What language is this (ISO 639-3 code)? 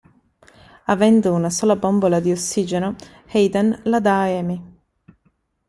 ita